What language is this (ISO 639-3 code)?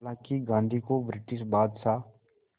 hin